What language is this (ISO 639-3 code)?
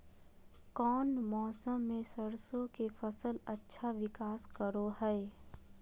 mag